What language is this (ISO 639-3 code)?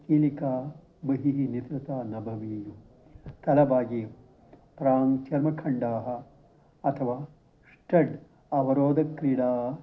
san